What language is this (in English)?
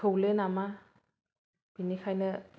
Bodo